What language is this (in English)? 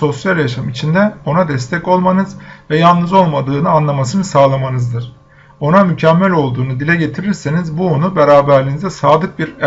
Turkish